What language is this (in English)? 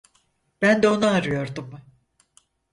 Turkish